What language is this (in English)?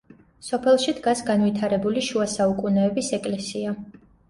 Georgian